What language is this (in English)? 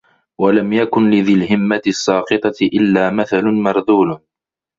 Arabic